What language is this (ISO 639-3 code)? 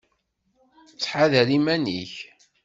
kab